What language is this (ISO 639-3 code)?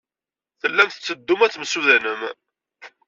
kab